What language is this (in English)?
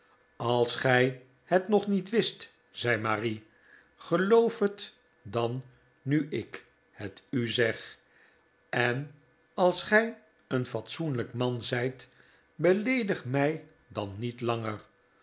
Dutch